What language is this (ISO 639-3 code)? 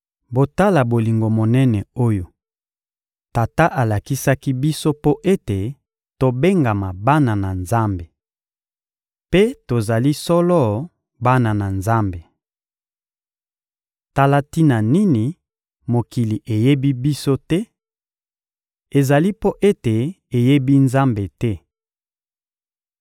lin